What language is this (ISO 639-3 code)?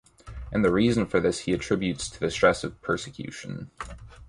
eng